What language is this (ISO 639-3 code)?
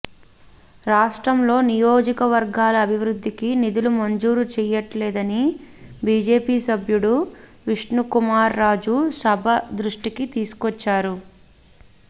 tel